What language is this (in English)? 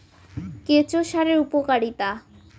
Bangla